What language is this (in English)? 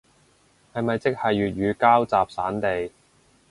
Cantonese